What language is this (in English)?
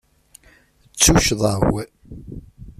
Kabyle